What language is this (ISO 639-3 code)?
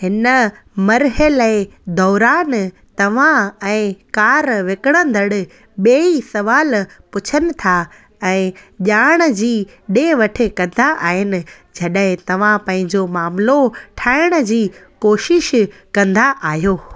snd